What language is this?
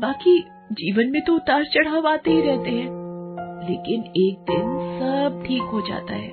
Hindi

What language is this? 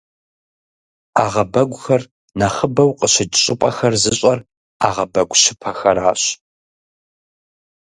Kabardian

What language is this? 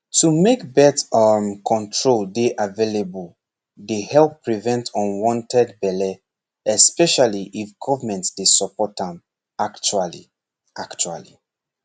Nigerian Pidgin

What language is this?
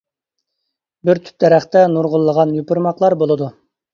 Uyghur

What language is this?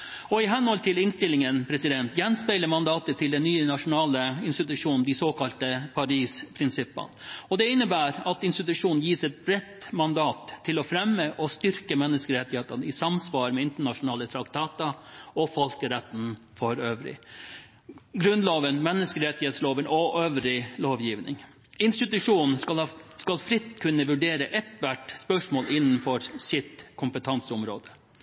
Norwegian Bokmål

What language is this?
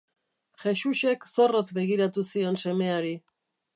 Basque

